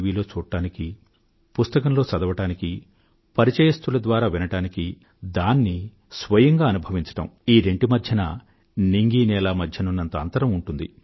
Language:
Telugu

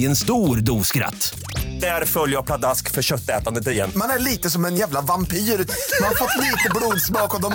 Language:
Swedish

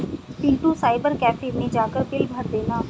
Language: Hindi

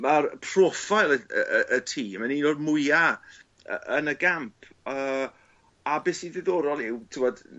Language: Welsh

